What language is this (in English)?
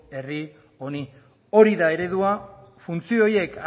Basque